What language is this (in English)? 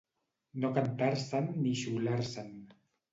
Catalan